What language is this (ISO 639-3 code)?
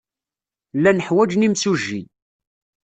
kab